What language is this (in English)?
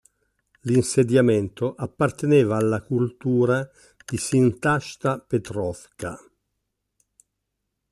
Italian